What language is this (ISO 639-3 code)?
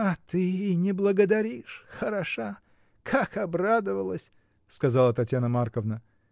rus